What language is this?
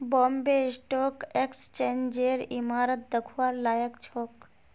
Magahi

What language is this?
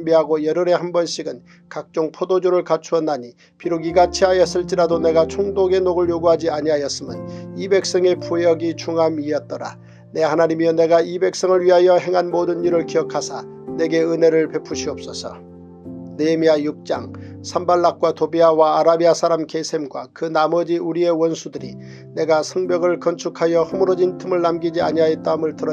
Korean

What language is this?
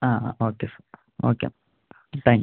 Malayalam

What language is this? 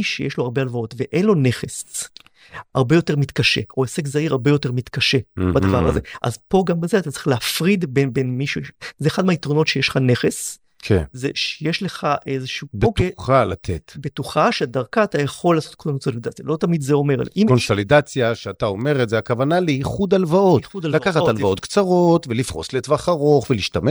Hebrew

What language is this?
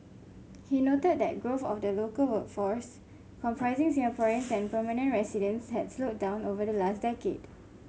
English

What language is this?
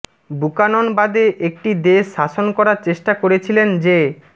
Bangla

